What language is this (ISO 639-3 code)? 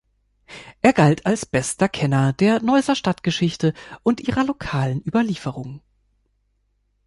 deu